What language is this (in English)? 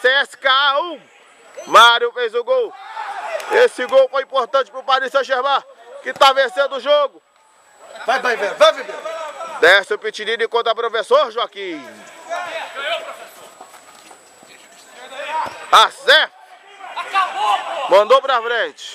Portuguese